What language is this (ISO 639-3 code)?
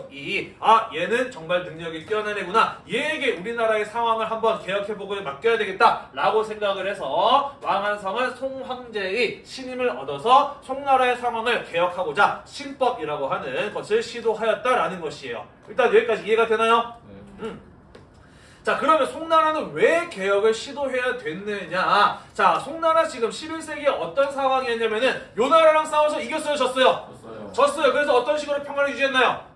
kor